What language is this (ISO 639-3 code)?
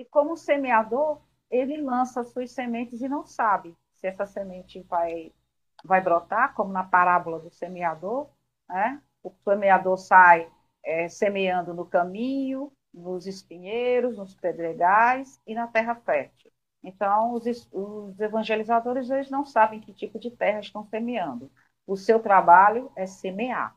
por